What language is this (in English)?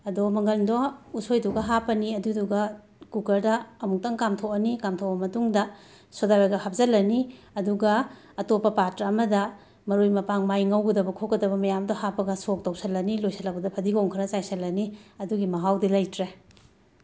Manipuri